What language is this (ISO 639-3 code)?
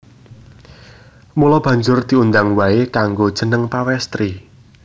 jav